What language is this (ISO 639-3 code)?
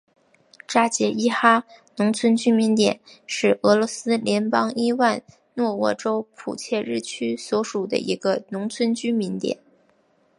zho